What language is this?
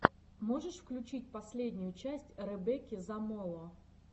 Russian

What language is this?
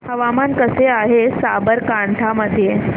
Marathi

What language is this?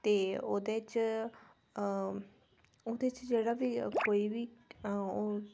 Dogri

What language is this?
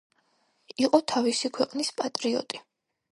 Georgian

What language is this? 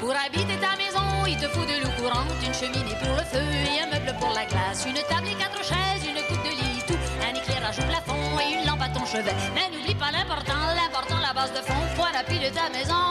French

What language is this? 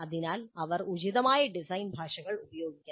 Malayalam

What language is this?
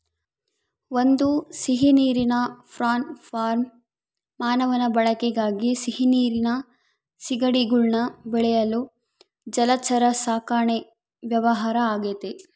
Kannada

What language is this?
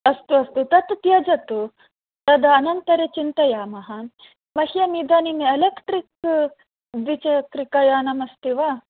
Sanskrit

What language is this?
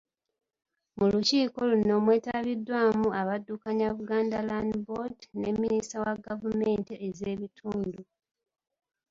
Ganda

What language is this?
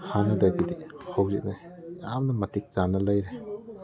Manipuri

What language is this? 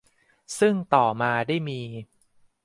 Thai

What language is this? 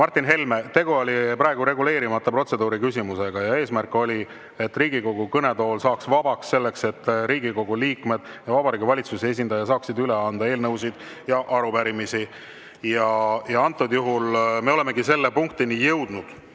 Estonian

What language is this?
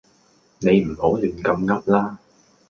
Cantonese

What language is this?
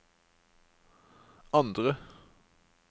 Norwegian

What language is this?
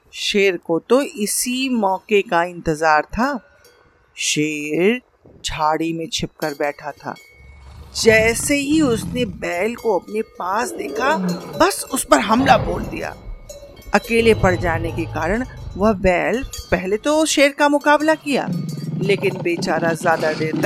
Hindi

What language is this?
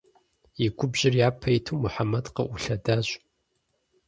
Kabardian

